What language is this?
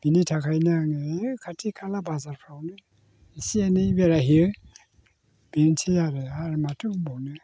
Bodo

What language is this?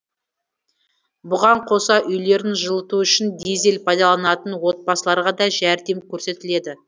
Kazakh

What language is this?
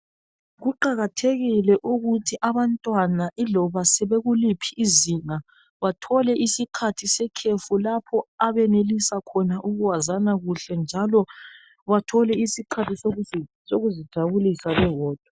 North Ndebele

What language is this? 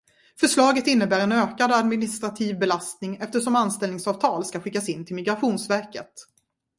Swedish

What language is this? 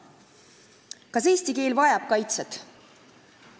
Estonian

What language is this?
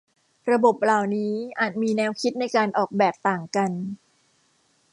Thai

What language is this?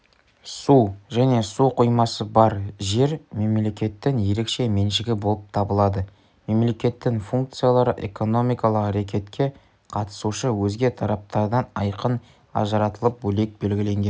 Kazakh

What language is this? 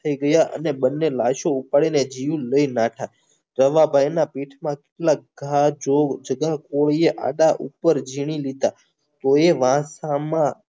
Gujarati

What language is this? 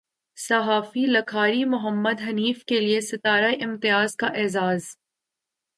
Urdu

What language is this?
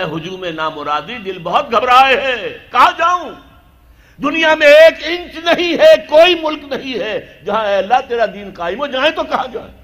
Urdu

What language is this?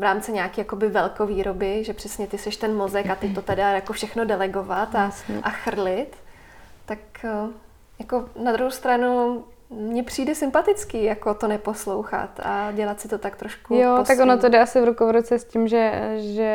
Czech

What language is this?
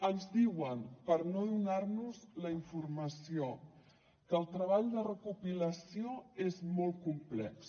Catalan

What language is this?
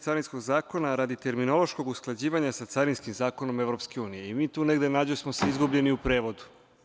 Serbian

